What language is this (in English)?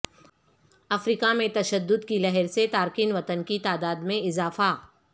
Urdu